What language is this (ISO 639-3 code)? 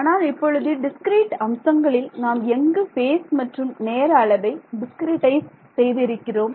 tam